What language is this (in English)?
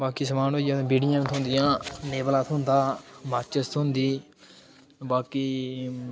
Dogri